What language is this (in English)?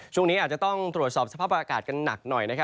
Thai